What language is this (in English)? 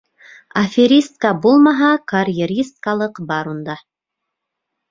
Bashkir